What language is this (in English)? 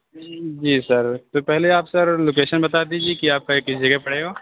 Urdu